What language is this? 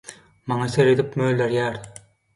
Turkmen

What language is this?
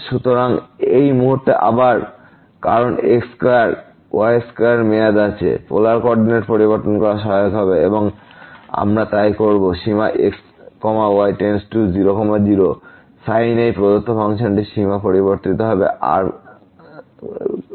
Bangla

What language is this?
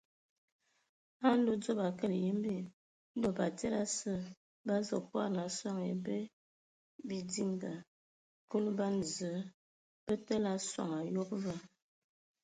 Ewondo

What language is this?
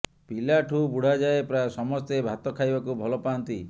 Odia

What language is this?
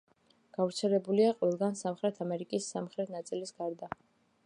Georgian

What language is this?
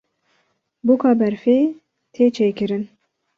Kurdish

